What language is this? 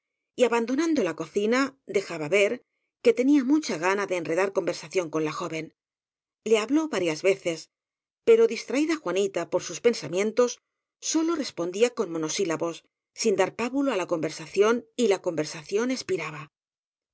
Spanish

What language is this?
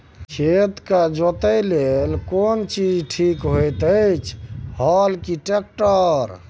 Maithili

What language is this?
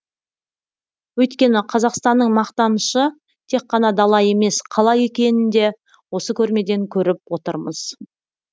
Kazakh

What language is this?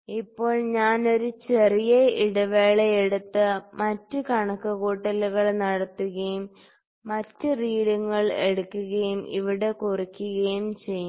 Malayalam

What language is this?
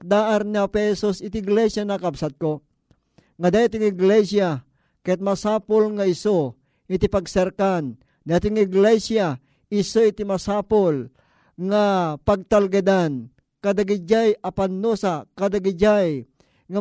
Filipino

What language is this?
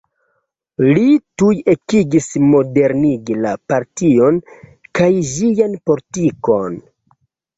Esperanto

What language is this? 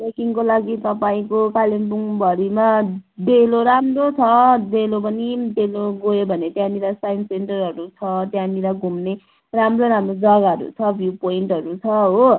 Nepali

